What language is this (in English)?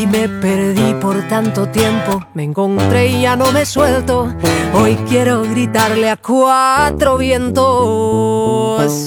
Chinese